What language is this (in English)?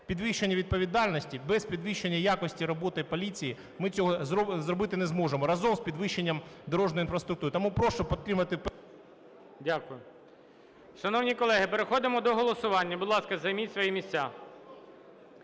Ukrainian